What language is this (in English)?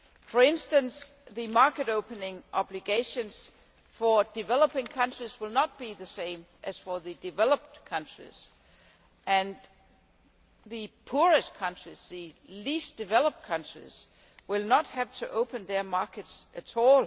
English